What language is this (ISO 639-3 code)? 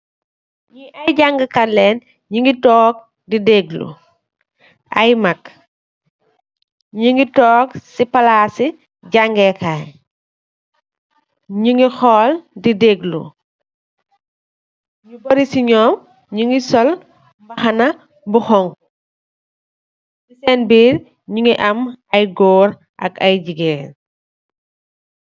wol